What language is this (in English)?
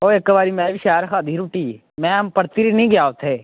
Dogri